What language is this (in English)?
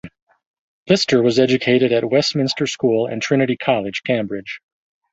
English